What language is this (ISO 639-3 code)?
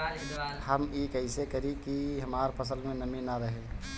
bho